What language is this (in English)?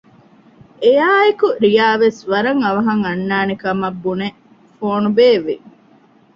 Divehi